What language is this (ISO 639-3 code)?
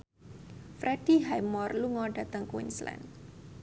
jav